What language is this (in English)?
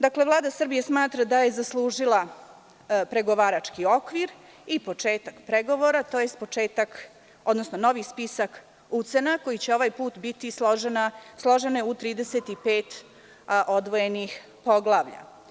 Serbian